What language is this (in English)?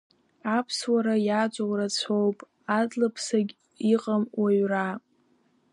Abkhazian